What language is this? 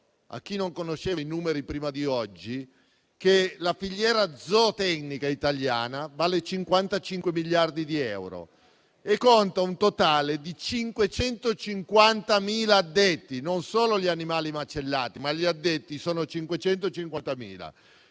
Italian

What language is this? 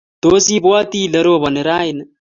Kalenjin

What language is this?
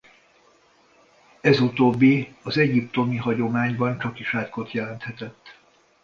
Hungarian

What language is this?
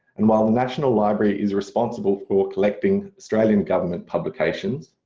English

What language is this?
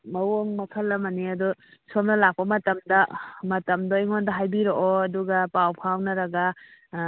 Manipuri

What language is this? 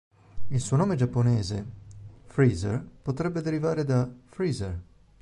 Italian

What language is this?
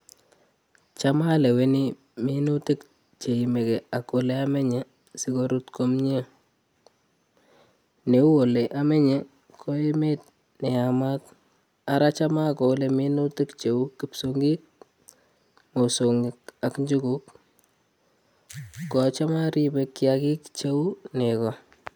Kalenjin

